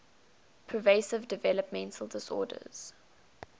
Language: English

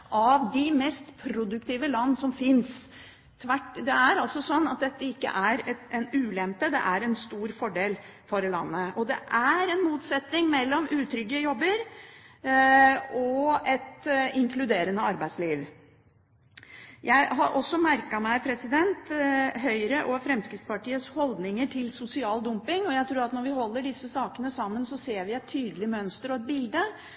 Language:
Norwegian Bokmål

